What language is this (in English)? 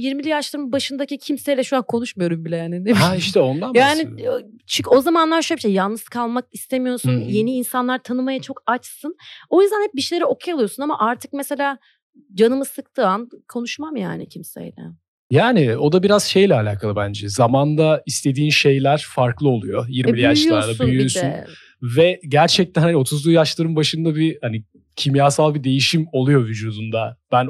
Turkish